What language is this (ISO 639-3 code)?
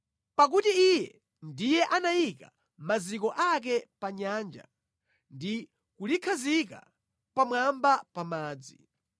nya